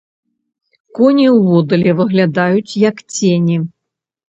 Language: Belarusian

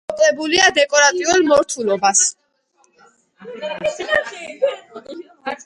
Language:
Georgian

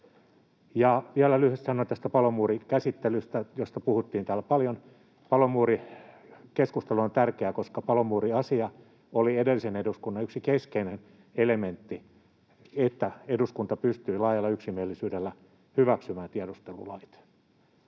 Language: Finnish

